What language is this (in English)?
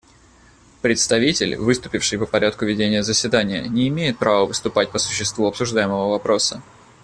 Russian